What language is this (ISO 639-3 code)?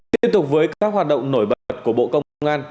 vie